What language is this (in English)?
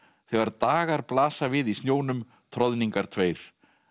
Icelandic